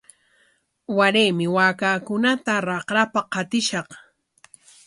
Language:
Corongo Ancash Quechua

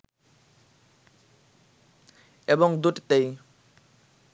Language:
Bangla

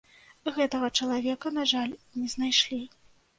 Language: Belarusian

